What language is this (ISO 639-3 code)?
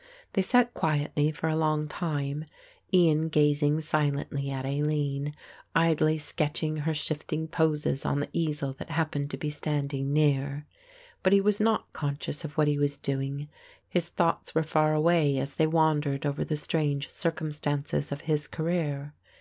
eng